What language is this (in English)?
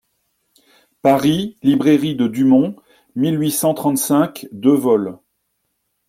French